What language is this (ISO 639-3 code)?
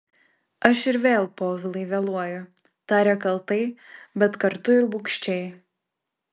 lit